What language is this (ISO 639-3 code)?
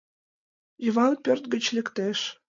chm